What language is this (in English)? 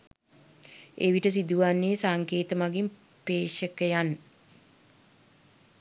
Sinhala